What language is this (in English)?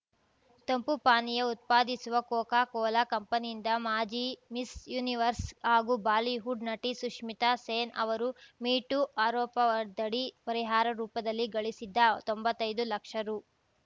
Kannada